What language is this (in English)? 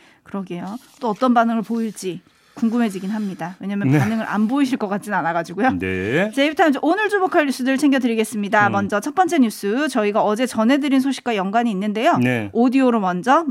Korean